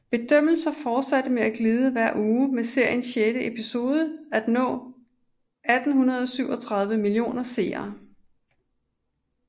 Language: Danish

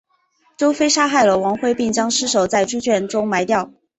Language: Chinese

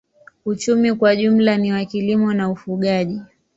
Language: Swahili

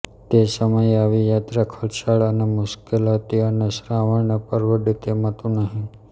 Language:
Gujarati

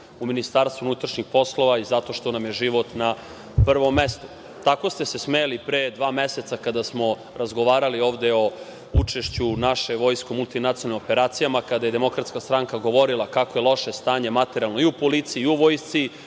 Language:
Serbian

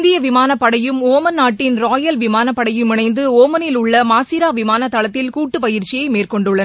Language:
Tamil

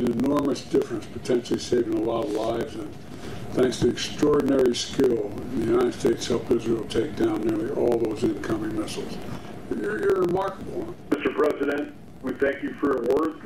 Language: Romanian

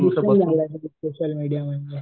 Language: Marathi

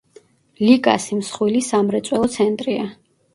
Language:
Georgian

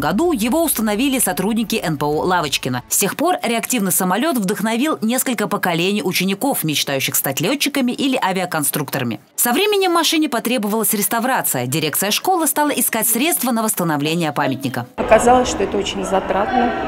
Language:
Russian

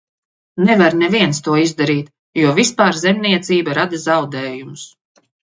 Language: Latvian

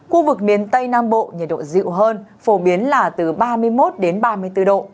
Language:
Vietnamese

